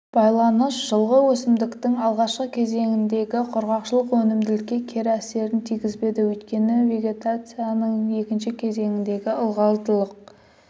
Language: Kazakh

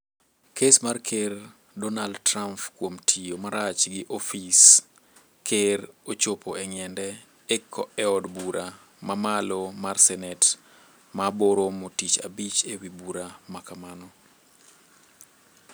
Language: Luo (Kenya and Tanzania)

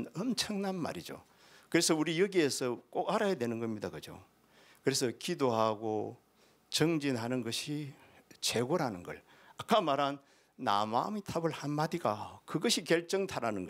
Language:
Korean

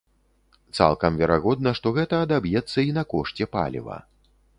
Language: Belarusian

